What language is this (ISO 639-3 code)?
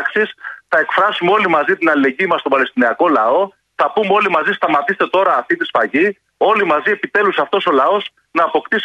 ell